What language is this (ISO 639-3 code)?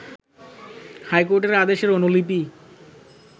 ben